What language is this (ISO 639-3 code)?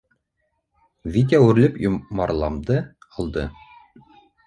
bak